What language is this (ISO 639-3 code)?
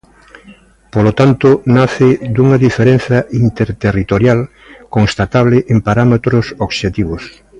glg